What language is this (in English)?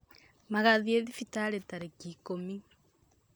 Kikuyu